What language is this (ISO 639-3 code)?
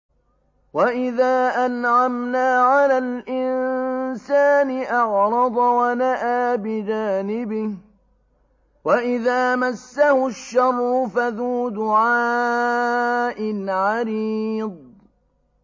ara